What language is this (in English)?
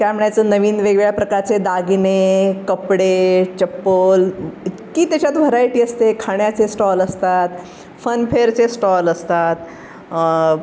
Marathi